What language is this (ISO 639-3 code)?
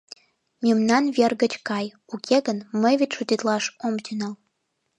chm